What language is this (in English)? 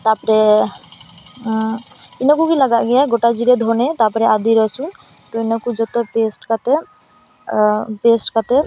Santali